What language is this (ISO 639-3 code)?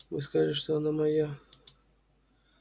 rus